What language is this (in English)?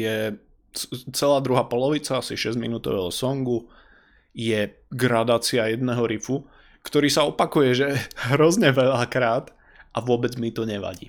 Slovak